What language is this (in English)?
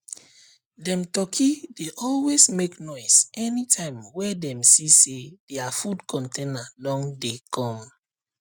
Nigerian Pidgin